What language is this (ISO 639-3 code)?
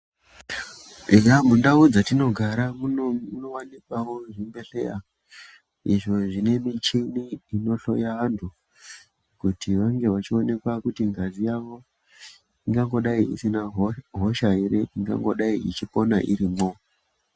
ndc